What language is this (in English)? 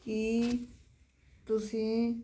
Punjabi